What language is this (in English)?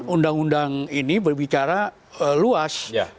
Indonesian